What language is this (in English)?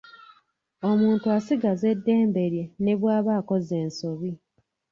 Ganda